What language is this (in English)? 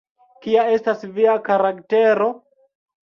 Esperanto